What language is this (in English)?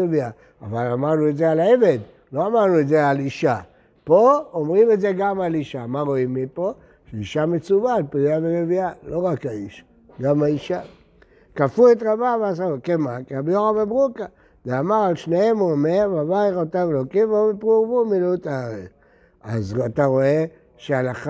Hebrew